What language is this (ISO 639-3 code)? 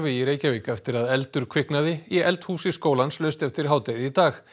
isl